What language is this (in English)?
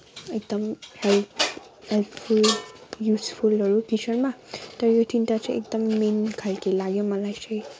Nepali